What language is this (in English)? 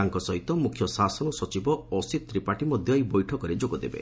Odia